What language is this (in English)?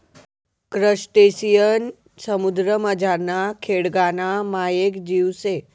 Marathi